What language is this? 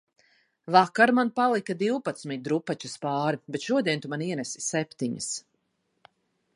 Latvian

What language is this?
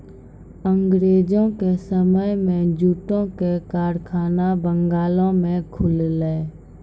Maithili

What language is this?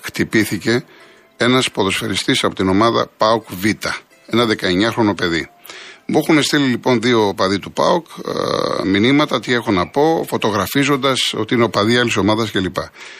Greek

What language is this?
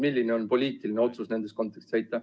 Estonian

